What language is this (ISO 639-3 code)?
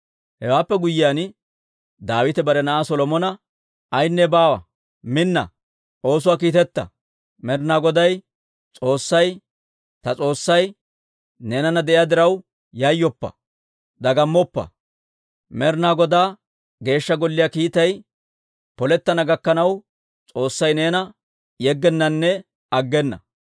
dwr